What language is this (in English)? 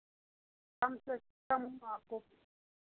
Hindi